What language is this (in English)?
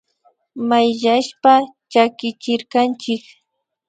Imbabura Highland Quichua